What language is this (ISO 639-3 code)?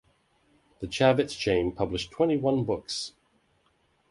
eng